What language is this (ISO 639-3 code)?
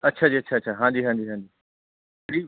pan